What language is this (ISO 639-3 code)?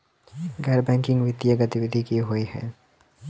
mai